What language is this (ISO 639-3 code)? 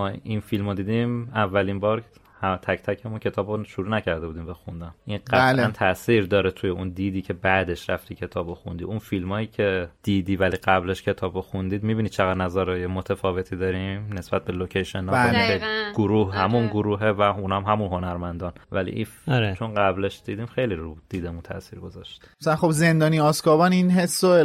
fas